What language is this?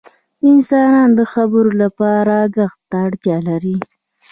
Pashto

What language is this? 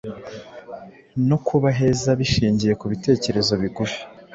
Kinyarwanda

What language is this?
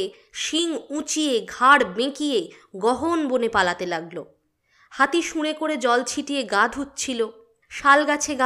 Bangla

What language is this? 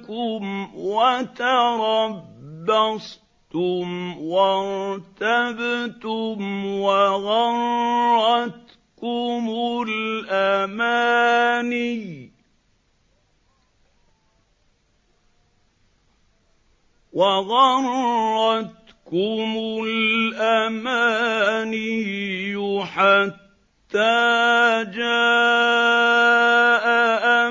Arabic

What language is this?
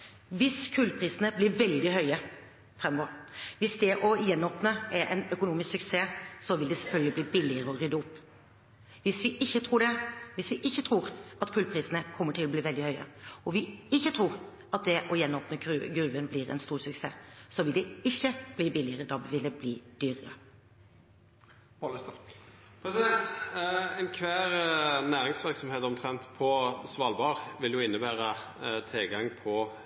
Norwegian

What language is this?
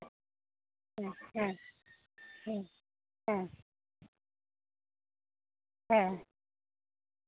Santali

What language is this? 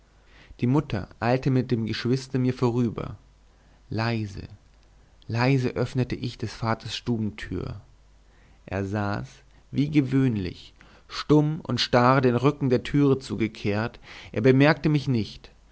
German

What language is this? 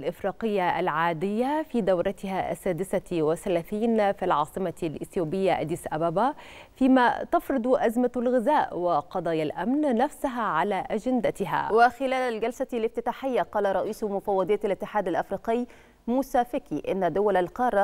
Arabic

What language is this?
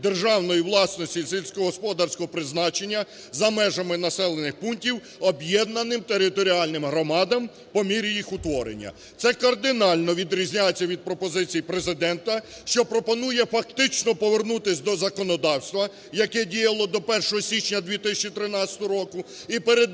Ukrainian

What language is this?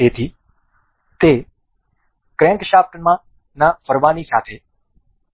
Gujarati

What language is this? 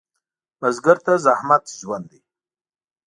Pashto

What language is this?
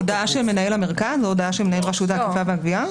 Hebrew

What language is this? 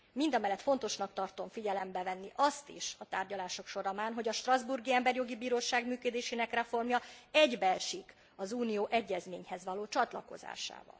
Hungarian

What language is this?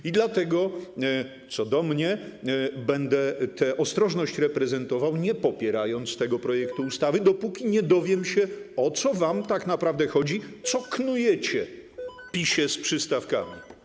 Polish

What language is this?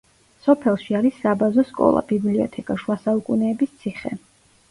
Georgian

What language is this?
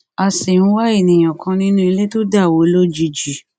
Yoruba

